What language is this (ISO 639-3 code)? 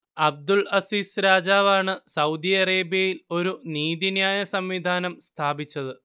mal